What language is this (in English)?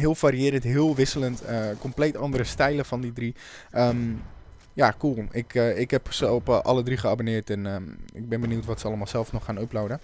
Dutch